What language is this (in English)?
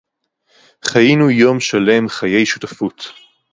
Hebrew